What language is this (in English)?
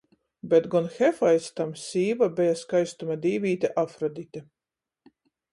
Latgalian